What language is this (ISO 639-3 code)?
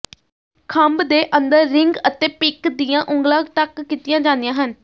pan